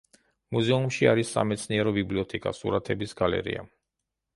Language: Georgian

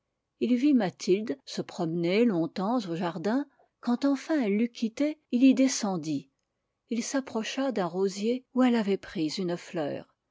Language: French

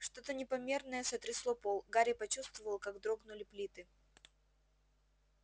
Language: Russian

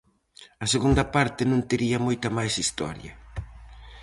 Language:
Galician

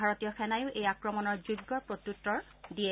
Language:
Assamese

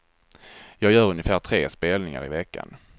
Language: Swedish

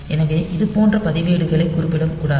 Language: Tamil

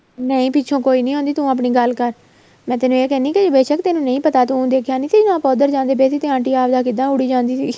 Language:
Punjabi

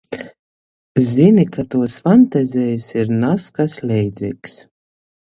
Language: Latgalian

